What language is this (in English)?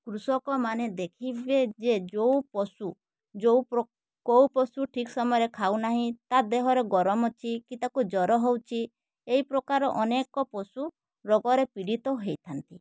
Odia